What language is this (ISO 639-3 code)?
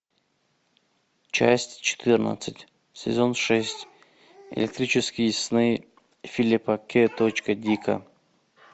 rus